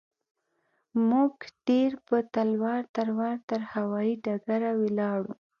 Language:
Pashto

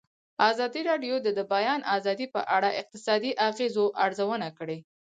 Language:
Pashto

